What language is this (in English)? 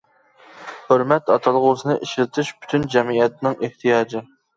Uyghur